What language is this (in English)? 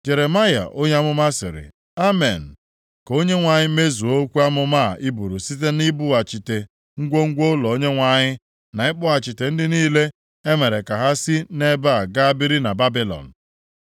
Igbo